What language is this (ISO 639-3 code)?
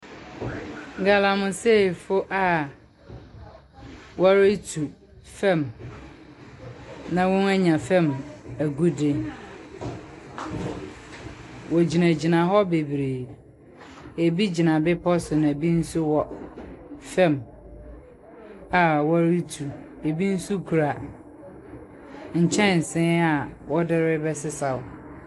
aka